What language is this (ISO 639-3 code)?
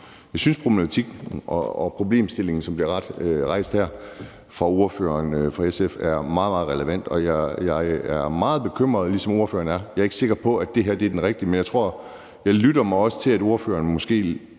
dan